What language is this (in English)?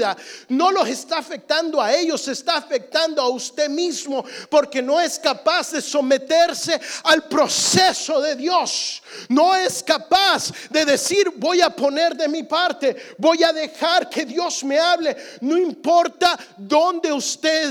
Spanish